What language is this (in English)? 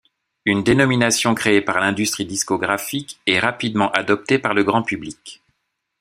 French